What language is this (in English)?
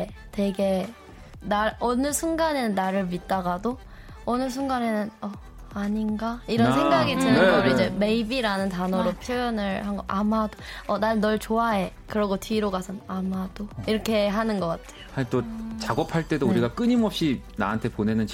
Korean